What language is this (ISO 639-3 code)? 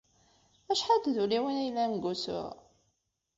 kab